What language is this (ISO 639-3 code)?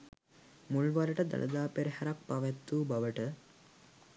sin